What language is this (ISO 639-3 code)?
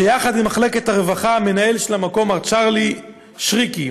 heb